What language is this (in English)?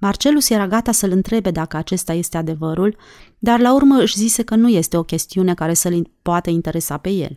Romanian